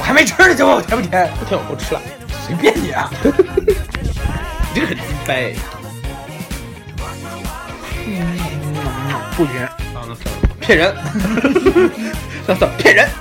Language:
Chinese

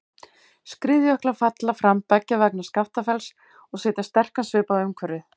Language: Icelandic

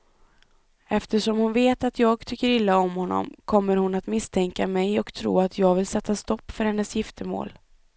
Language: Swedish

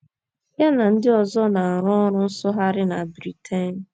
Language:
Igbo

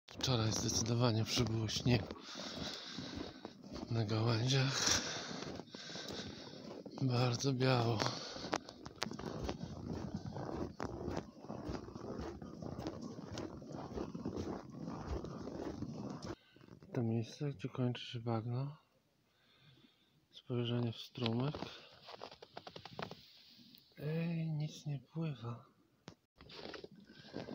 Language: Polish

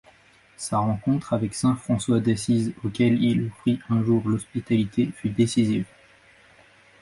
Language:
French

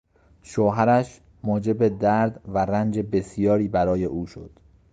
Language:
Persian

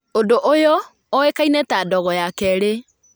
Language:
Kikuyu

